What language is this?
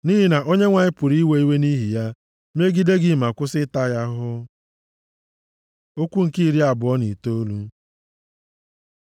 Igbo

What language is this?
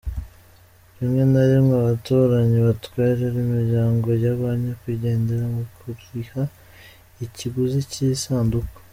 Kinyarwanda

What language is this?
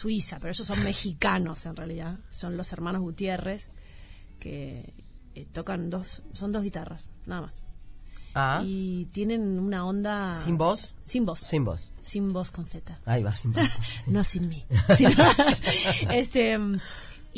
Spanish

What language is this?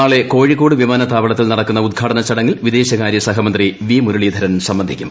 Malayalam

